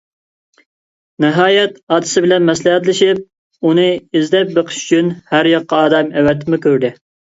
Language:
Uyghur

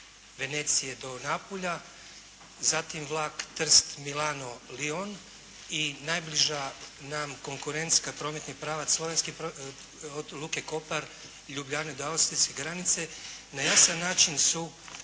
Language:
Croatian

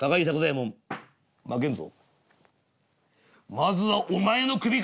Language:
Japanese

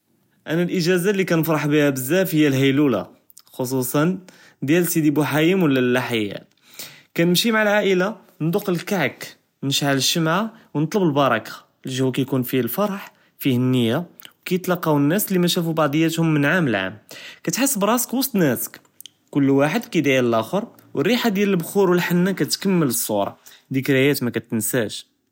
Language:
Judeo-Arabic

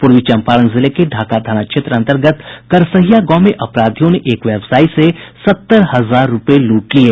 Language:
Hindi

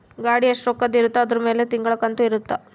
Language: Kannada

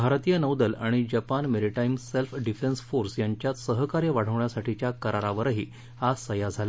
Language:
Marathi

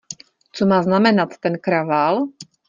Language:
Czech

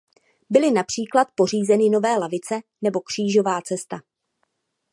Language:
Czech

